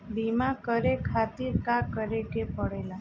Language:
Bhojpuri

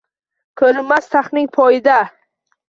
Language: Uzbek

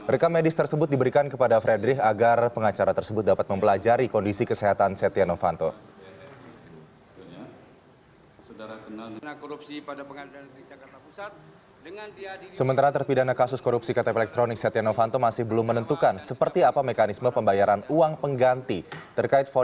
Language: Indonesian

